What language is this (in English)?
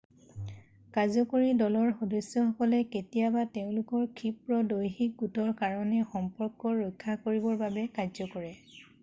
Assamese